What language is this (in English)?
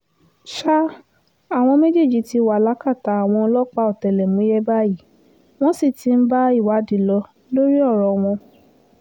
Yoruba